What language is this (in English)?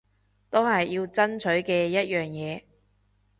Cantonese